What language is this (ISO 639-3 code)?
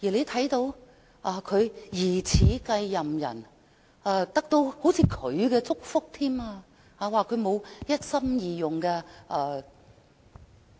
yue